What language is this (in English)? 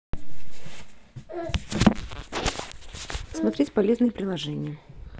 Russian